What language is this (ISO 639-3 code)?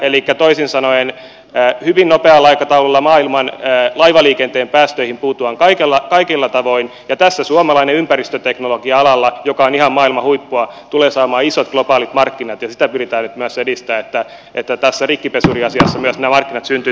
fin